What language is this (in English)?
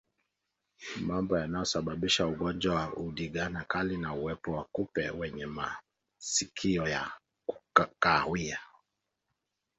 Swahili